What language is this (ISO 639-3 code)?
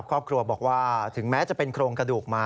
tha